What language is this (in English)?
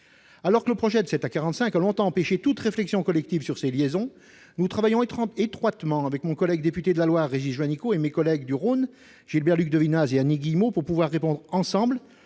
French